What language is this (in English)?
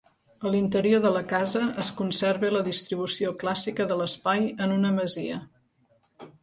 Catalan